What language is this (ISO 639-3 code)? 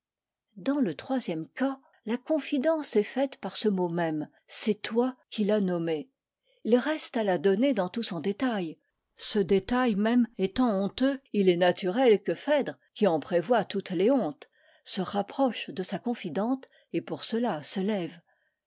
fra